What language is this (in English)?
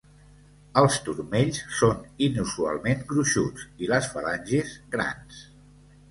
Catalan